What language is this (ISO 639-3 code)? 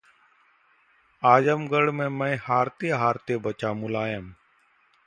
hin